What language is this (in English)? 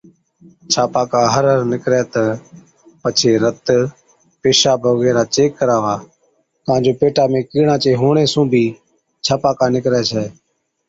Od